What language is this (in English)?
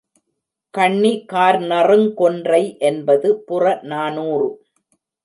Tamil